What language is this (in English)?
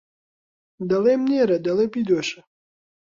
Central Kurdish